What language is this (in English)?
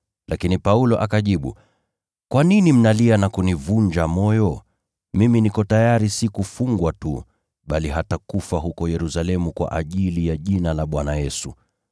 Swahili